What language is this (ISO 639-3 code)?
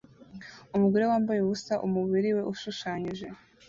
kin